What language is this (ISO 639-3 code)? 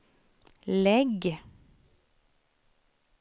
swe